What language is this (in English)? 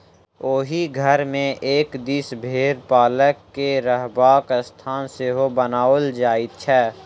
Maithili